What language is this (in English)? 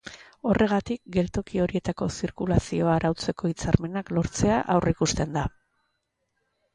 Basque